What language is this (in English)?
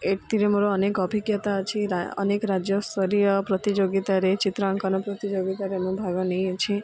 Odia